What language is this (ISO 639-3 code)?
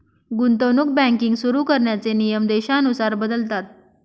mar